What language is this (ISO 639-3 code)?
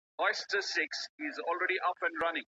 pus